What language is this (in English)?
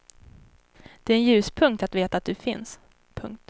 Swedish